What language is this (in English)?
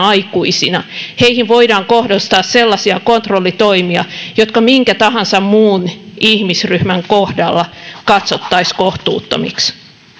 Finnish